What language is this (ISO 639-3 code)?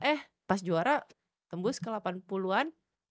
ind